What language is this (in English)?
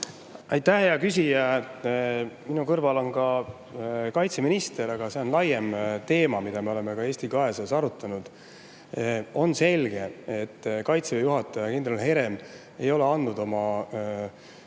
Estonian